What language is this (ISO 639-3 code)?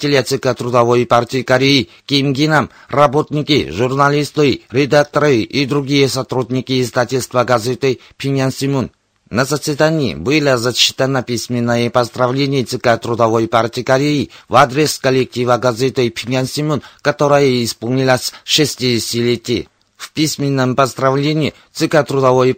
rus